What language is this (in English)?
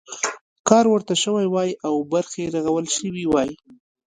Pashto